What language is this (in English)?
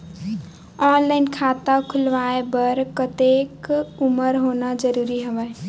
Chhattisgarhi